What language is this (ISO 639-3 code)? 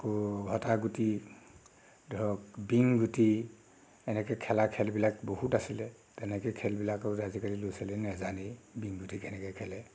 asm